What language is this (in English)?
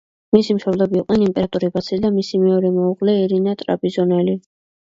Georgian